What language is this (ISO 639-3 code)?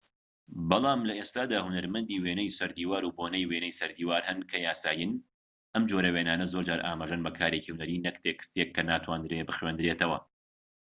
ckb